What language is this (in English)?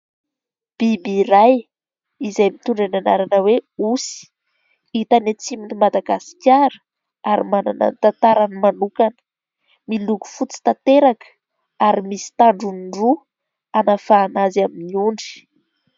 Malagasy